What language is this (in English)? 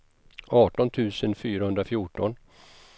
Swedish